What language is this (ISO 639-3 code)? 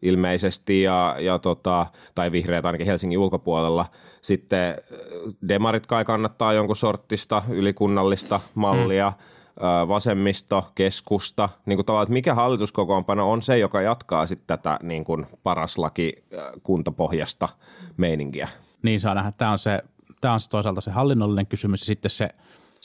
fin